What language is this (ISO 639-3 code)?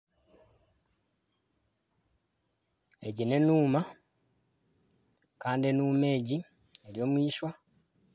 nyn